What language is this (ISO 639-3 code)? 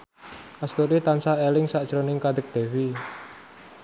jav